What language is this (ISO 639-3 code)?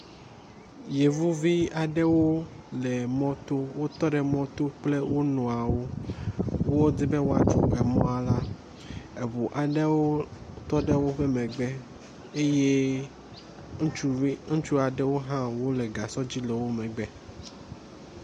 ewe